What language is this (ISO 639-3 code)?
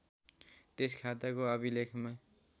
nep